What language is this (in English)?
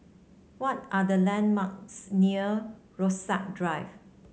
English